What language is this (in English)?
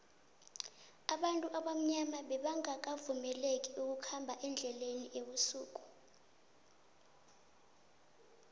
South Ndebele